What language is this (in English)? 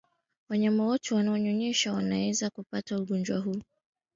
Swahili